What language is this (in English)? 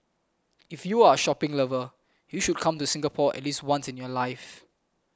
English